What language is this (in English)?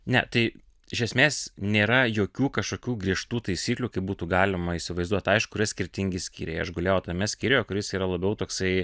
Lithuanian